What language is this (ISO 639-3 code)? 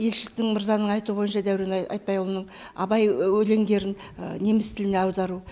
kaz